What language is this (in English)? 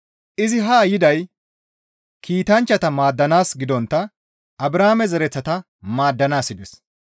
Gamo